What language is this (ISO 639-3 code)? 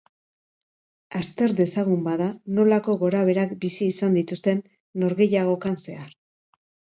eus